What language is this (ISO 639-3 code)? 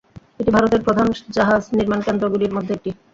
ben